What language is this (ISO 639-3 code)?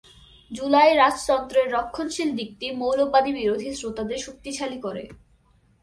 ben